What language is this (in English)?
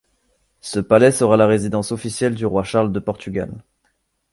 French